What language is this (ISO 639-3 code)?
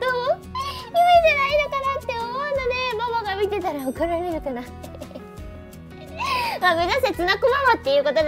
jpn